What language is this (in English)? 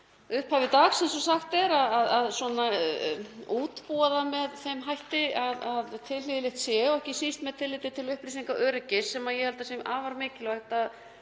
Icelandic